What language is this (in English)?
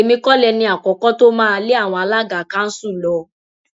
Yoruba